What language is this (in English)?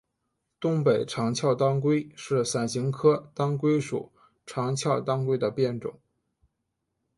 Chinese